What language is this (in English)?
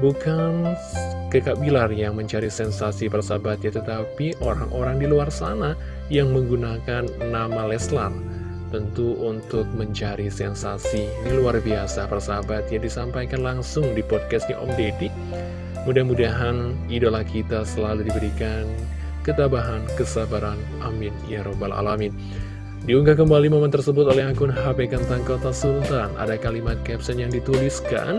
Indonesian